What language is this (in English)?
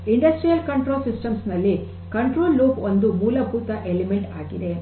Kannada